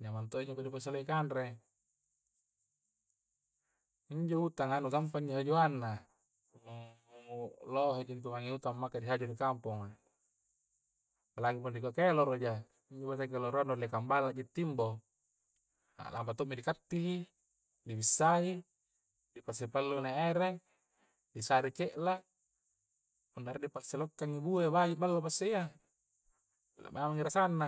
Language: Coastal Konjo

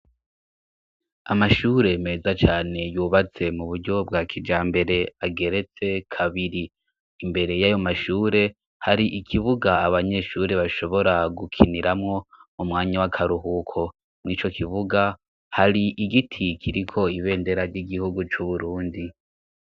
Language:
Rundi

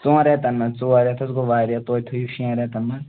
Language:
Kashmiri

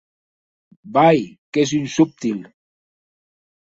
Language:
Occitan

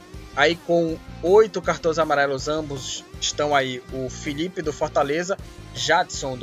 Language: Portuguese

